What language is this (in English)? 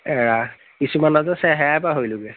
Assamese